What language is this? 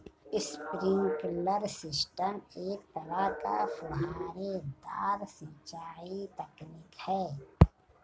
Hindi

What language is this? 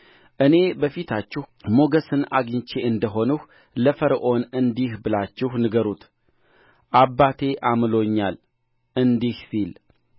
Amharic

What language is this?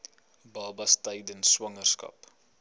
Afrikaans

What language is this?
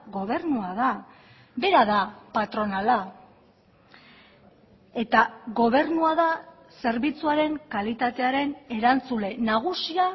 Basque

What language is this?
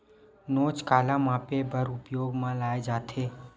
Chhattisgarhi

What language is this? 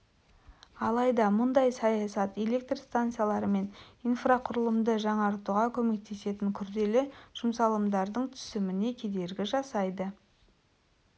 Kazakh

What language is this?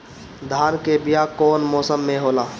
Bhojpuri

